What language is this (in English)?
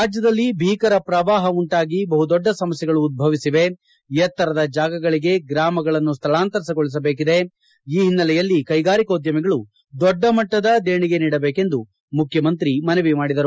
Kannada